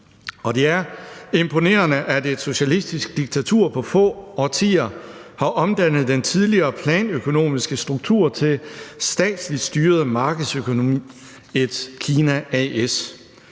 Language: Danish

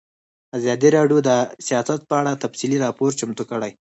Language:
Pashto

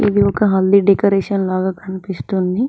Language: Telugu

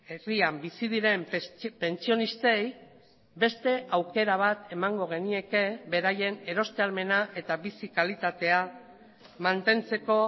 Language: Basque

